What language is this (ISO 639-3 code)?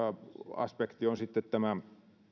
fin